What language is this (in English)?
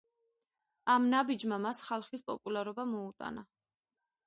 Georgian